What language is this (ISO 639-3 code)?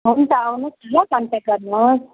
nep